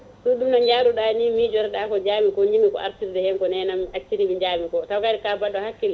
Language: Fula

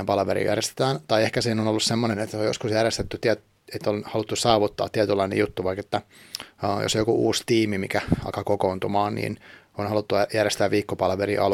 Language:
Finnish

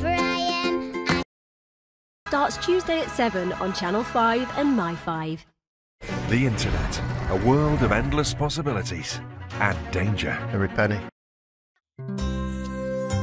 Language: English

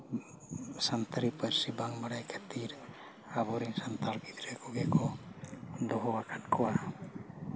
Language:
Santali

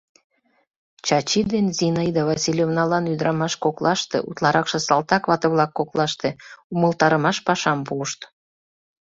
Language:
Mari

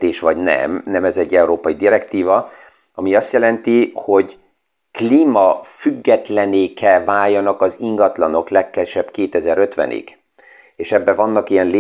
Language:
Hungarian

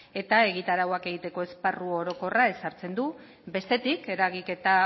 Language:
Basque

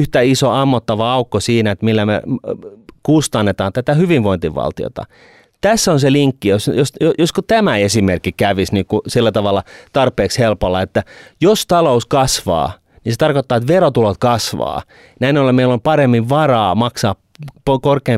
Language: Finnish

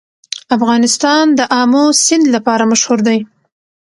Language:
Pashto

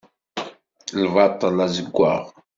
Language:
Kabyle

